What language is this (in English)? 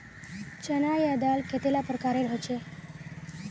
Magahi